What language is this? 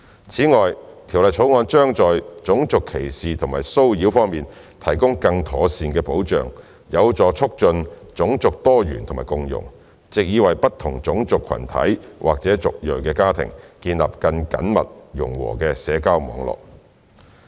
Cantonese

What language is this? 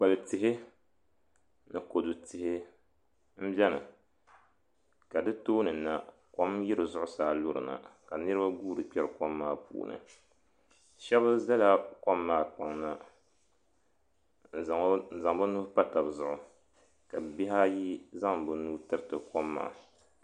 Dagbani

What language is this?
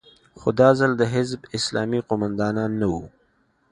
Pashto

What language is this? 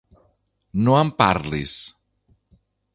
Catalan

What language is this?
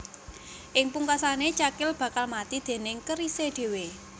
Javanese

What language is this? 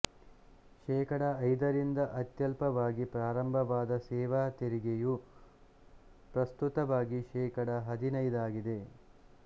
Kannada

